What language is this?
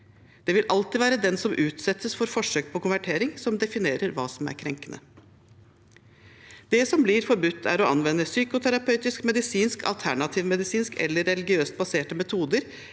Norwegian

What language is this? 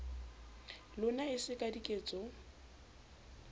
Southern Sotho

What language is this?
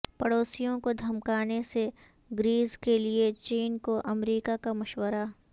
Urdu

